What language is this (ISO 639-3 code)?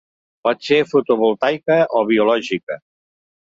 cat